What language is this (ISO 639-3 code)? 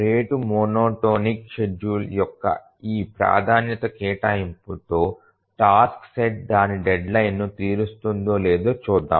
tel